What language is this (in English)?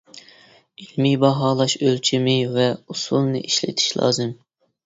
Uyghur